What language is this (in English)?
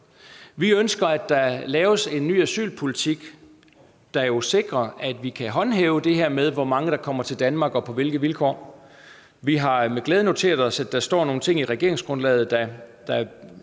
Danish